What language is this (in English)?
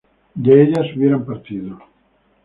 Spanish